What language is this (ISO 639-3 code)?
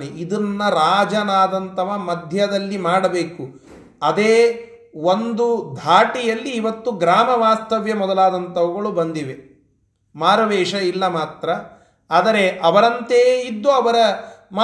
kan